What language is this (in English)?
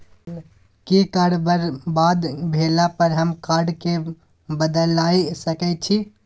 Maithili